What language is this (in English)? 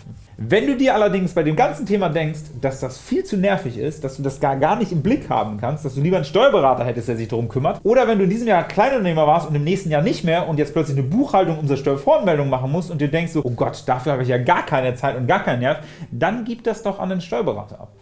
German